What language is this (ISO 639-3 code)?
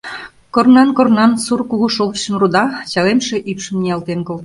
chm